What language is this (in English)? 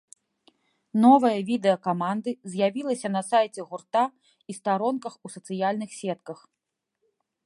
Belarusian